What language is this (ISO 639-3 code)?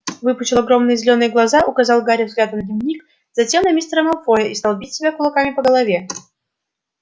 rus